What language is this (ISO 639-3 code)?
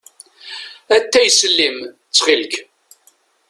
kab